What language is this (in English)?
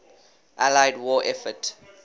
English